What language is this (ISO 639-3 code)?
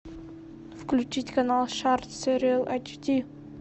rus